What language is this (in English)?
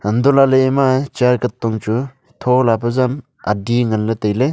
Wancho Naga